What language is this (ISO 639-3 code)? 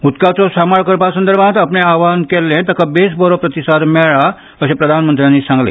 kok